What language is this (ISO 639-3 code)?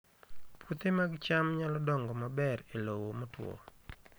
luo